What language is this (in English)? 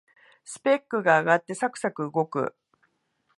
Japanese